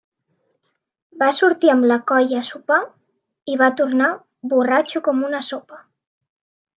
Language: Catalan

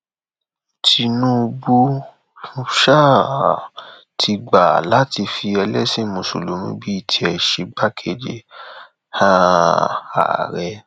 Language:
Yoruba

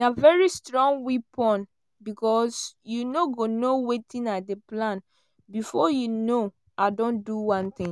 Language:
Nigerian Pidgin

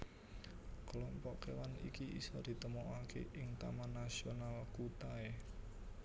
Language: Javanese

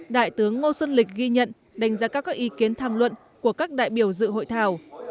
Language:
Vietnamese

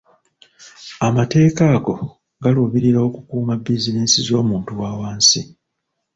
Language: Ganda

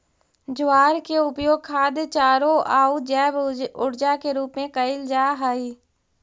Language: Magahi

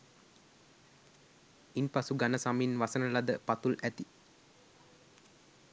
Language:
Sinhala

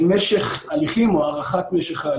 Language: Hebrew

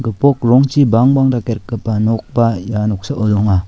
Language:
Garo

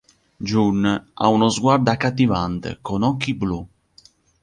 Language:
Italian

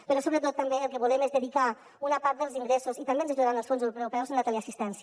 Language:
Catalan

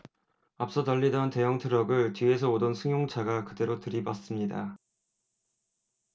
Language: Korean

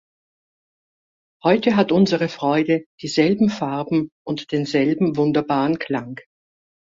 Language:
German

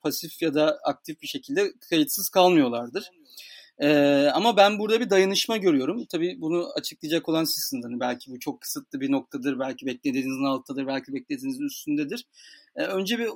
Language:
Turkish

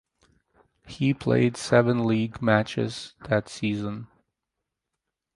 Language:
English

